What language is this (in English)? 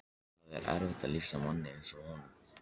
Icelandic